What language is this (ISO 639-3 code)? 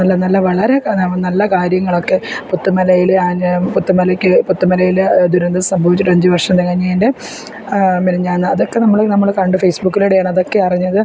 mal